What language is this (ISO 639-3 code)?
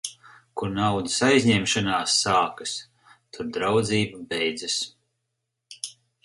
lav